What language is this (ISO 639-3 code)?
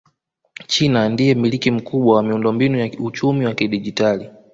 swa